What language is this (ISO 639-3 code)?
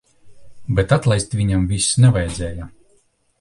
lav